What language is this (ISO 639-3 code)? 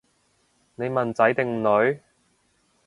yue